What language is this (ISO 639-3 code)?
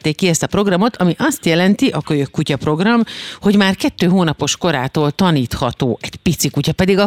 hun